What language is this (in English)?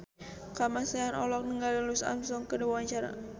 Sundanese